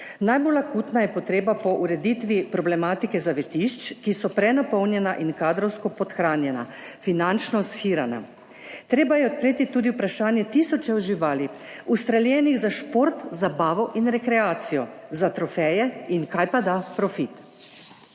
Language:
Slovenian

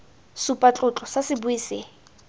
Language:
Tswana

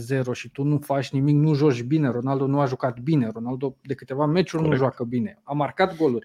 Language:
Romanian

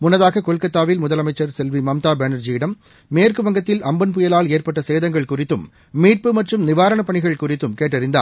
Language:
Tamil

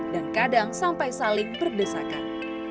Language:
Indonesian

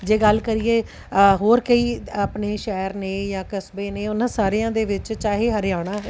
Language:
Punjabi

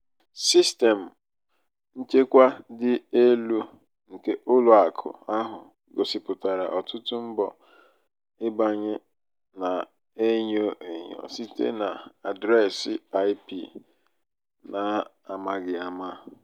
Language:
Igbo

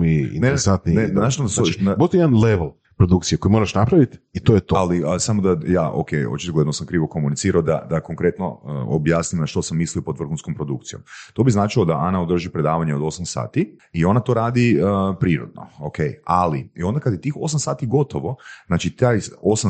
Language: Croatian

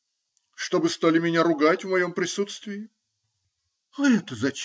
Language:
Russian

